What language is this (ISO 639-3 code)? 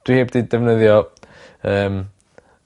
cym